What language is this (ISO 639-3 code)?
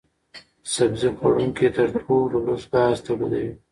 pus